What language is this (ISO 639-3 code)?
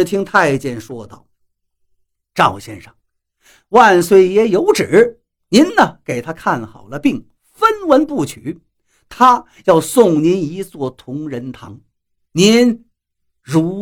zho